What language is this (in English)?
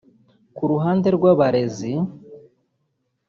Kinyarwanda